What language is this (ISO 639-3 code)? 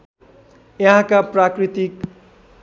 nep